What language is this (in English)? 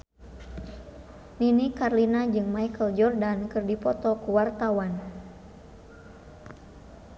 Sundanese